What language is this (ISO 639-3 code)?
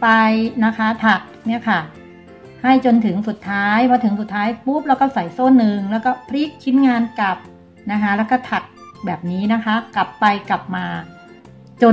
tha